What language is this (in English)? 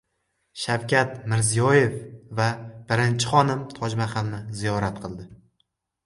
Uzbek